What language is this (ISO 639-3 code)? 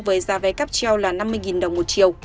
vie